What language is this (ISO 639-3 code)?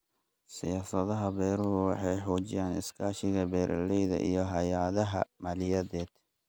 som